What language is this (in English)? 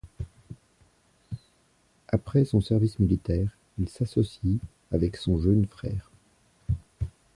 French